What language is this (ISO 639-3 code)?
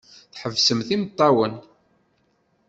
kab